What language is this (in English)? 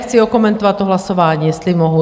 Czech